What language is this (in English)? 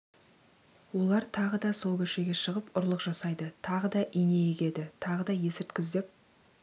Kazakh